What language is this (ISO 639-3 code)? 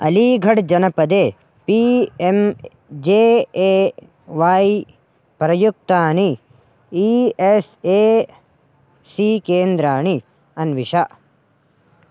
san